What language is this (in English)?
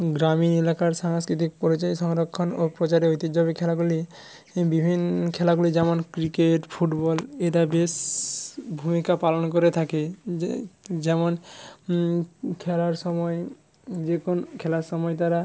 Bangla